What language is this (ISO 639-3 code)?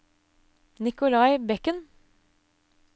nor